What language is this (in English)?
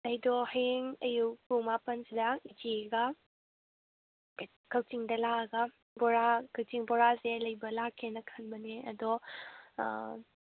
Manipuri